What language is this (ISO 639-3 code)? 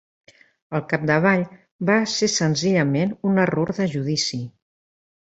cat